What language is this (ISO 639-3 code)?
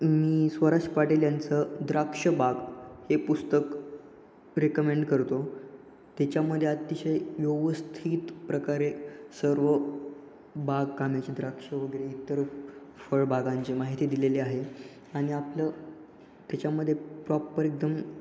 mar